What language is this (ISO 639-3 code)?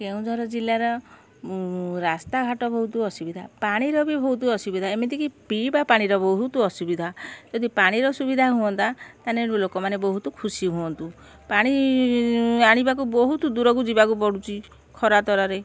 ori